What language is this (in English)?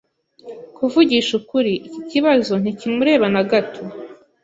Kinyarwanda